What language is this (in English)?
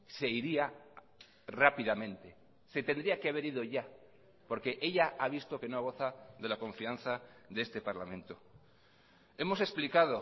Spanish